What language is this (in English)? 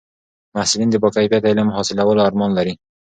Pashto